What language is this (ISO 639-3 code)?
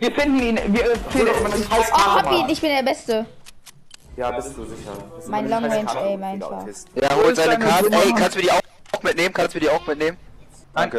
deu